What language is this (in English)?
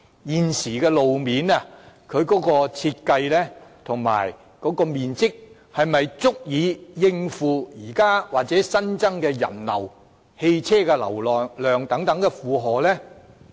Cantonese